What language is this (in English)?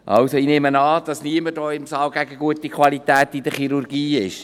Swiss German